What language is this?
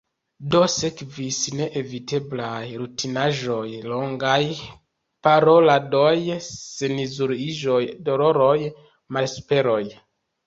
Esperanto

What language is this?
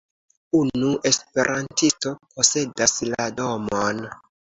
Esperanto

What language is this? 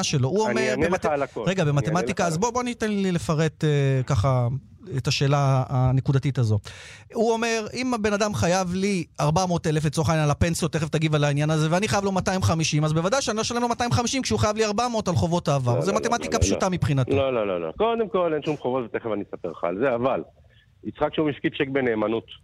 Hebrew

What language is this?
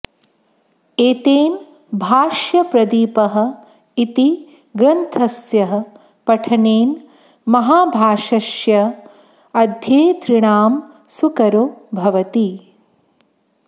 Sanskrit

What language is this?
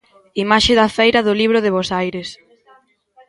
Galician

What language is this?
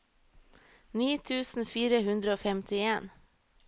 Norwegian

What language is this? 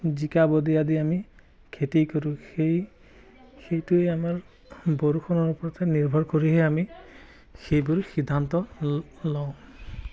Assamese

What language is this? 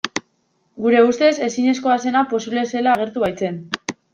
Basque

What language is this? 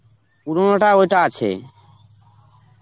Bangla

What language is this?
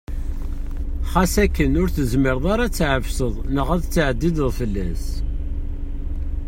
Kabyle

